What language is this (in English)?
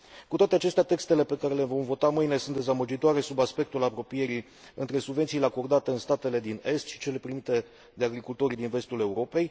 Romanian